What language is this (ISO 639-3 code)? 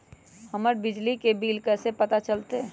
mag